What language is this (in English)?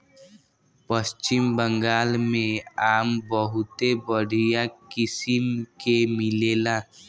Bhojpuri